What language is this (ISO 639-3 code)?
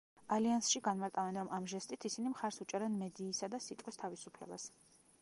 kat